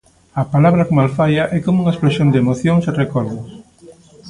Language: Galician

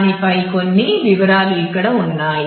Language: Telugu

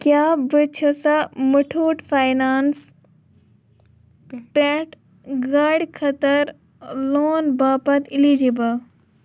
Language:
Kashmiri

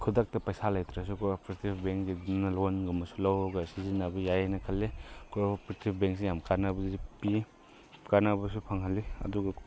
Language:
Manipuri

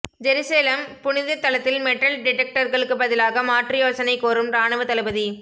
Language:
Tamil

